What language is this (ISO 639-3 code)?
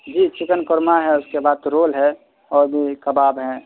urd